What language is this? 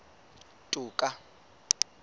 Southern Sotho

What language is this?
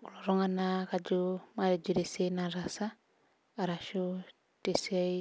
Masai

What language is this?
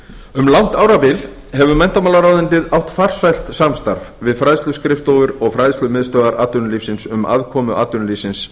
Icelandic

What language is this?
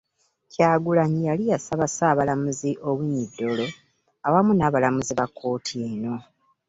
Ganda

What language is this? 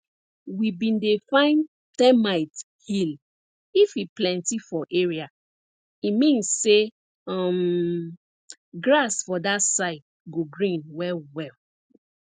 Nigerian Pidgin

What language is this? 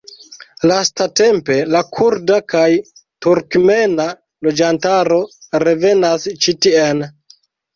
Esperanto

